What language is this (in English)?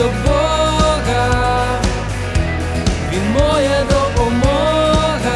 Ukrainian